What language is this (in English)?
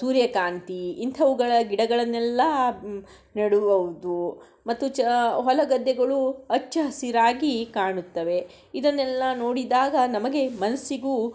Kannada